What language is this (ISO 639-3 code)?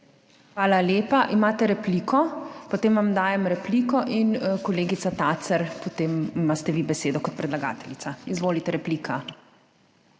slv